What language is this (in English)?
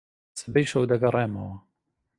Central Kurdish